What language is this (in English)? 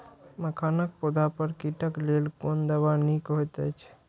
Maithili